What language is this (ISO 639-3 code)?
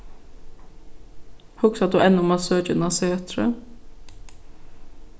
fao